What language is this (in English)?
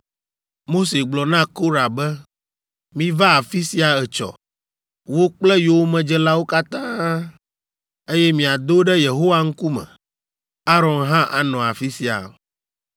Ewe